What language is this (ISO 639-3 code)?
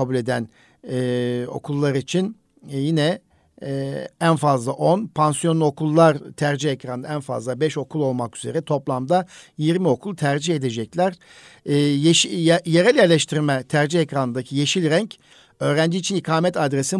tur